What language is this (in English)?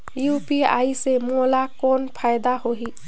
Chhattisgarhi